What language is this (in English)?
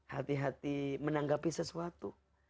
Indonesian